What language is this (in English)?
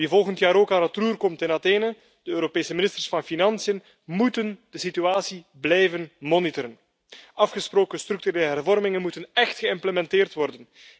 Dutch